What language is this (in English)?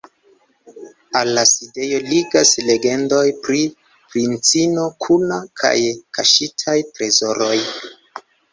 Esperanto